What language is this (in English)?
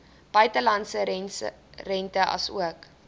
Afrikaans